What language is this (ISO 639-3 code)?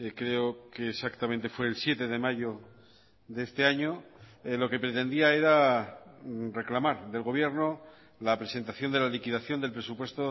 spa